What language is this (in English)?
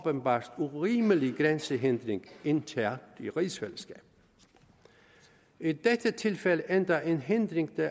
Danish